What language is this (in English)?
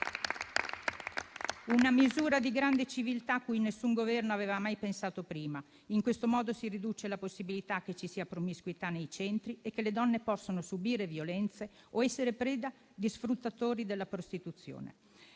Italian